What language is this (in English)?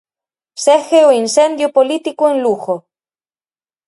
Galician